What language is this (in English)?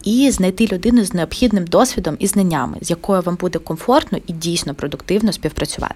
Ukrainian